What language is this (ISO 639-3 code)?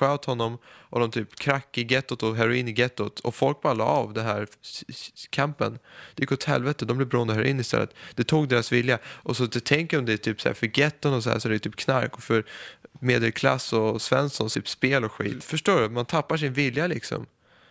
swe